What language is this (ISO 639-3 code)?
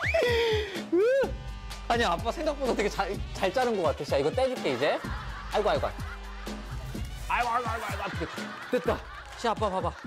kor